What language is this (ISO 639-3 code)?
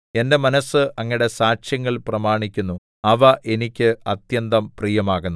mal